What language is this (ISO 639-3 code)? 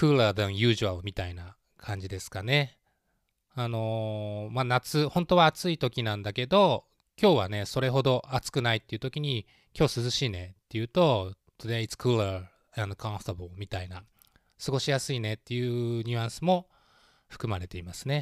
jpn